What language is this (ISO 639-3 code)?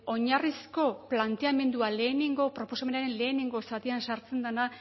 eus